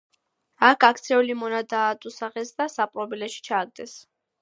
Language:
Georgian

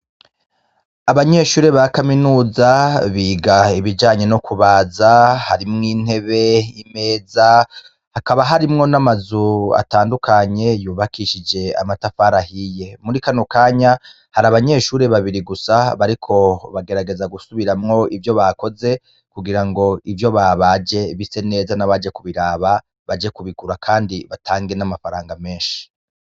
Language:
Rundi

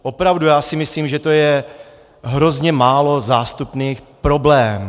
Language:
Czech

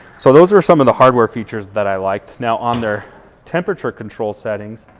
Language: English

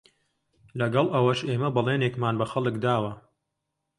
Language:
Central Kurdish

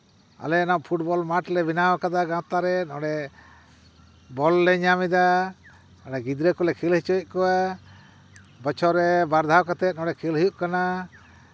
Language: Santali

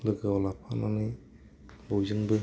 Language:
Bodo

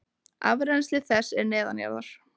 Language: Icelandic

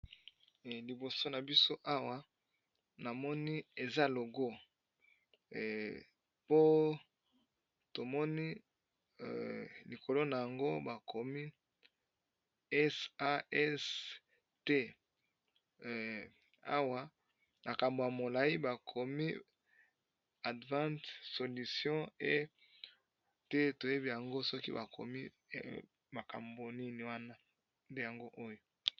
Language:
Lingala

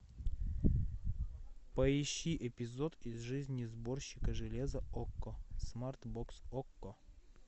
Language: Russian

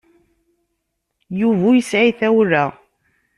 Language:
Kabyle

